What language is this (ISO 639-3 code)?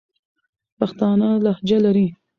pus